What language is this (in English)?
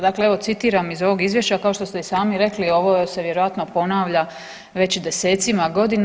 Croatian